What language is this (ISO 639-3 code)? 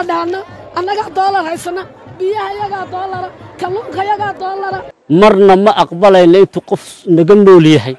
ara